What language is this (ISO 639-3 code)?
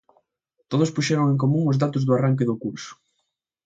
glg